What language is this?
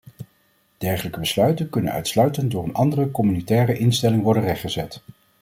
Dutch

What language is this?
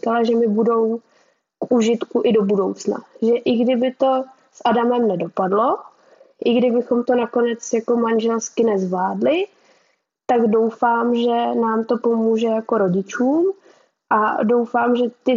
Czech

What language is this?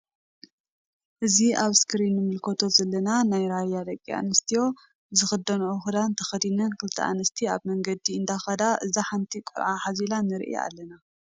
Tigrinya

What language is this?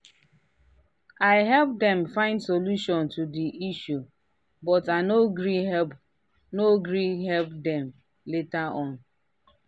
Nigerian Pidgin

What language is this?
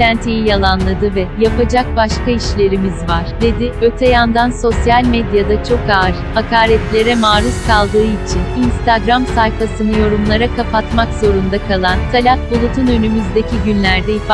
Turkish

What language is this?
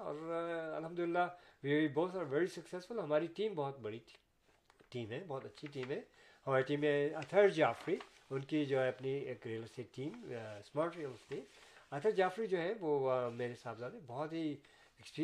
Urdu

